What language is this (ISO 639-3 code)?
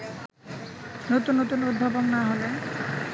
ben